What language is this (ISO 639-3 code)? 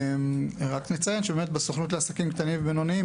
heb